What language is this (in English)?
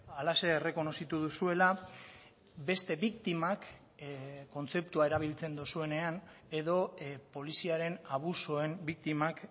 Basque